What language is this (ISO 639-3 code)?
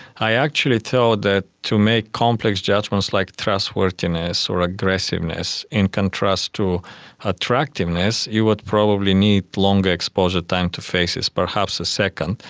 eng